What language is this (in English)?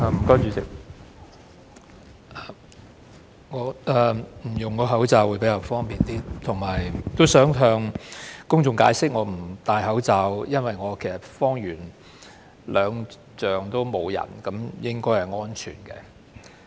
Cantonese